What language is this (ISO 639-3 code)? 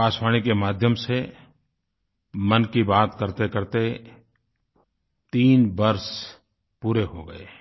hin